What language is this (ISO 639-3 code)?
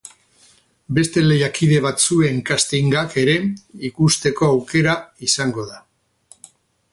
eus